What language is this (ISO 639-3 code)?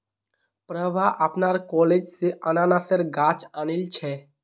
mag